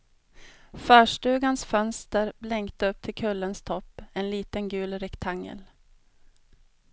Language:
Swedish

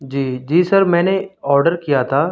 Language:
Urdu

